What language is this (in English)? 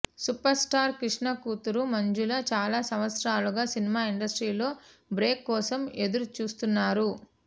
Telugu